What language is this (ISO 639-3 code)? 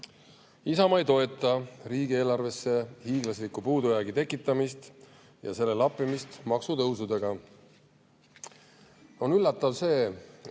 est